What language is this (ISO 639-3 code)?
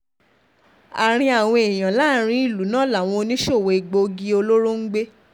yor